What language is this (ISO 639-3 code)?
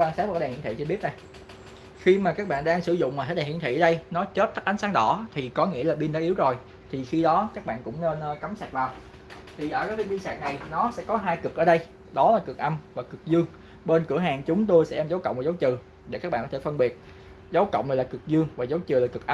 vie